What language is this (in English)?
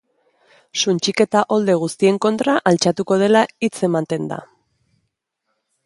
Basque